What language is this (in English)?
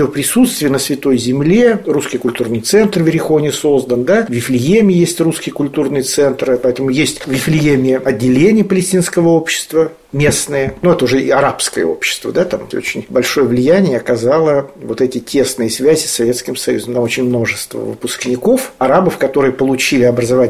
Russian